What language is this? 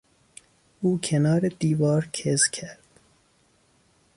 Persian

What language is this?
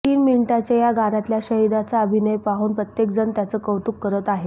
Marathi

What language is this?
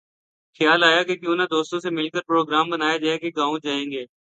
Urdu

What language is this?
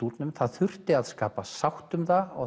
Icelandic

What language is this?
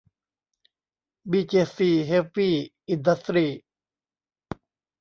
Thai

